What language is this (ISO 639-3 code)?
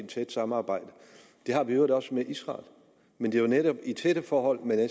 dan